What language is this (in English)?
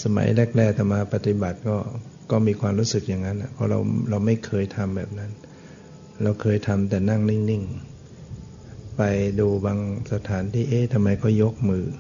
Thai